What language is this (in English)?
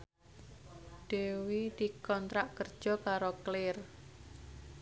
Javanese